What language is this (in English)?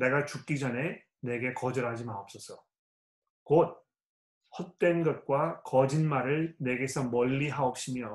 Korean